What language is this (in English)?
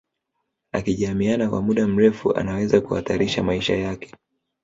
Swahili